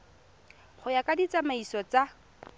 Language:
Tswana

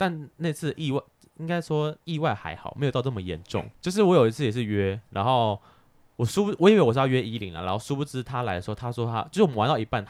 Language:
Chinese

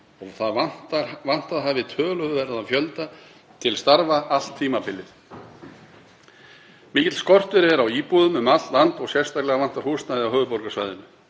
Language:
Icelandic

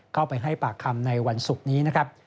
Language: Thai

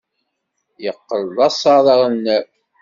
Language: Kabyle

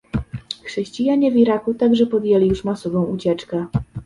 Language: Polish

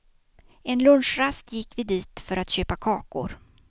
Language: Swedish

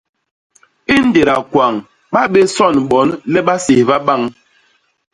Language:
Basaa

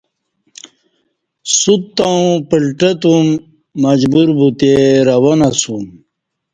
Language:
Kati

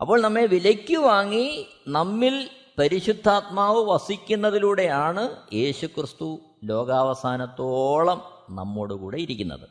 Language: Malayalam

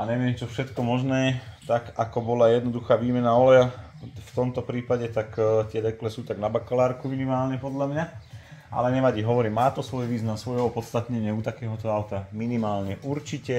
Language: Slovak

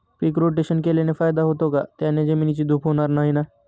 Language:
Marathi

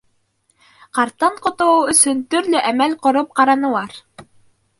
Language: Bashkir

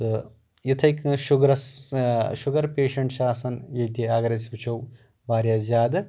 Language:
Kashmiri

